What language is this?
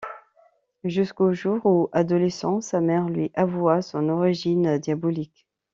French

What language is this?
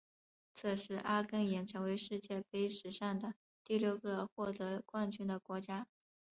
Chinese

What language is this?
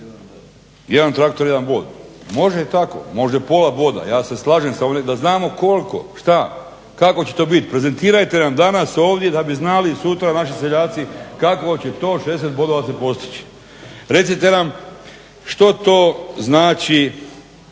Croatian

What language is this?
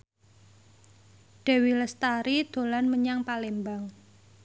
Javanese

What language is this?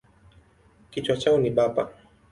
Swahili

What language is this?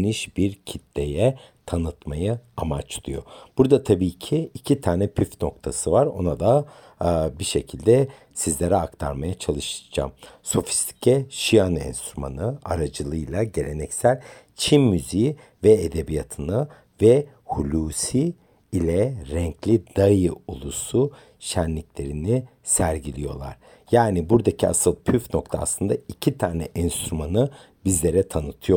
Turkish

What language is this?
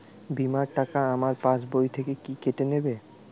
Bangla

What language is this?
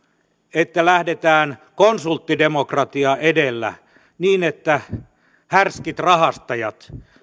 Finnish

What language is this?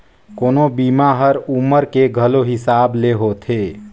Chhattisgarhi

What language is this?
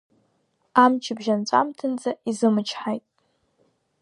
Abkhazian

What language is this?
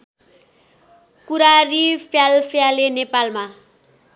Nepali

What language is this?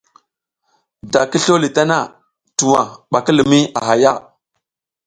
South Giziga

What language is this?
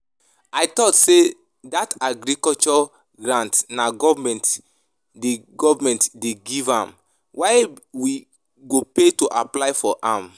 Nigerian Pidgin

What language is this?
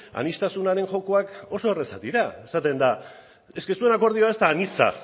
Basque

